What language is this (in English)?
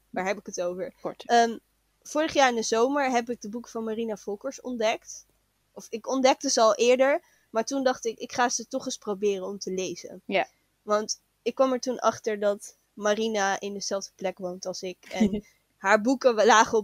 Dutch